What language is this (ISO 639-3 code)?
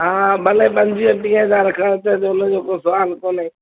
snd